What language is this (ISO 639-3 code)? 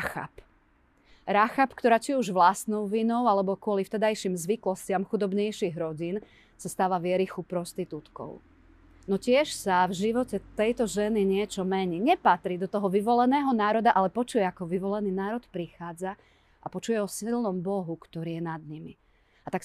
slk